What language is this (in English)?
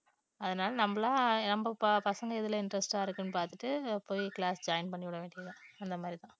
Tamil